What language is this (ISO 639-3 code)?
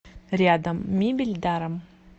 rus